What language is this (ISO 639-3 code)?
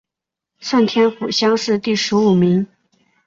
zho